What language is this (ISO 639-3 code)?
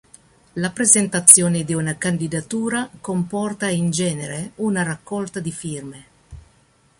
ita